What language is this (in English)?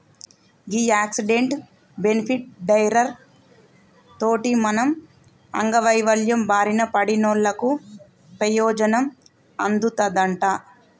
Telugu